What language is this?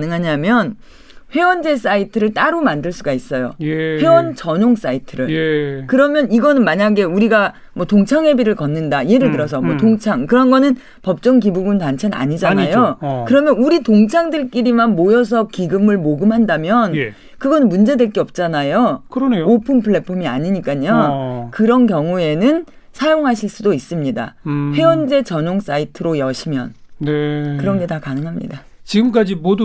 Korean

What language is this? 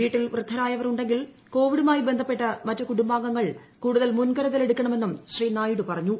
Malayalam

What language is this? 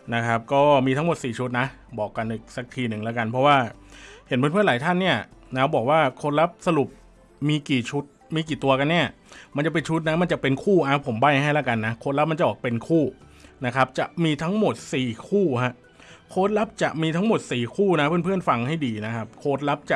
Thai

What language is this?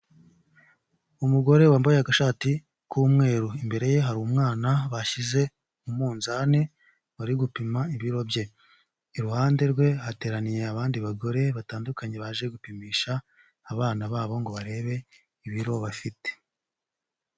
Kinyarwanda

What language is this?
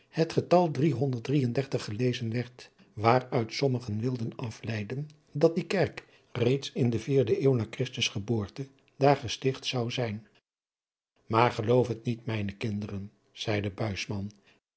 Dutch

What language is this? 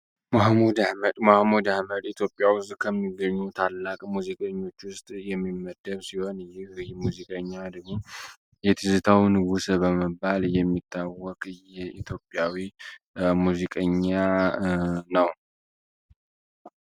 Amharic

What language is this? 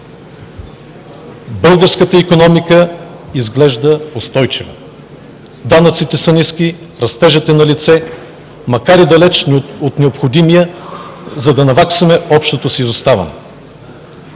Bulgarian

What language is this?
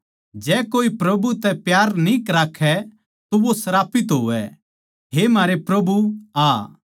Haryanvi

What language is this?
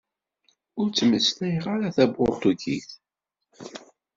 Kabyle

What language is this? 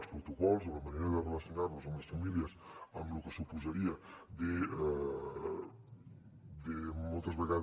Catalan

